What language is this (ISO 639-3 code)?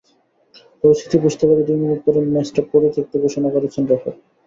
ben